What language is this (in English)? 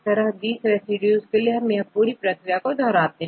Hindi